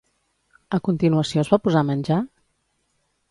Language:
Catalan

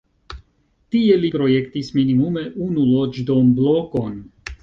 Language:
Esperanto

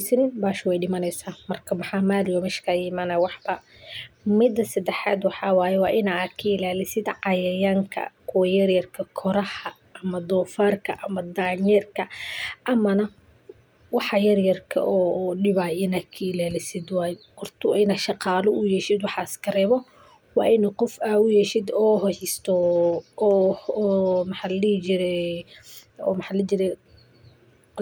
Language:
Somali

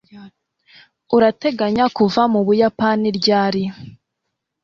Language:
Kinyarwanda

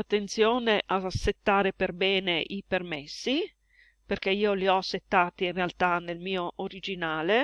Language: Italian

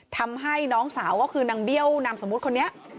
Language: Thai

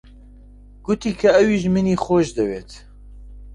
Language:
Central Kurdish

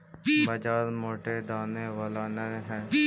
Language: Magahi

